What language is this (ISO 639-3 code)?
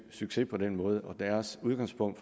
dan